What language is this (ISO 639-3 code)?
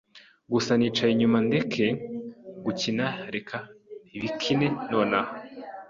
kin